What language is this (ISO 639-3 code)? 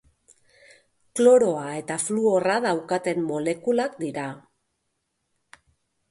eus